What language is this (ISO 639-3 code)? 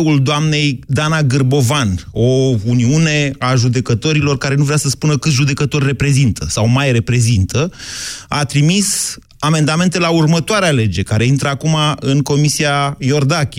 ron